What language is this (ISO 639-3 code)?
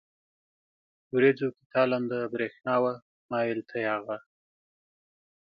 pus